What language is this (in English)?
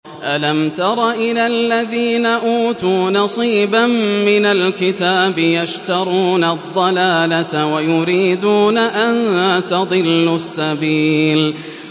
Arabic